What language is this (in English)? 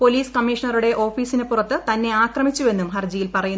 Malayalam